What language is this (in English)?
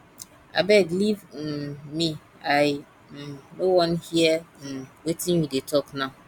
Nigerian Pidgin